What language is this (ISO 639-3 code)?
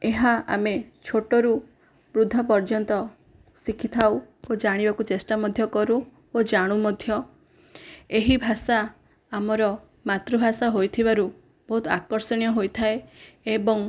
ori